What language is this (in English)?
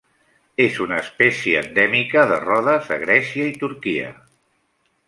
Catalan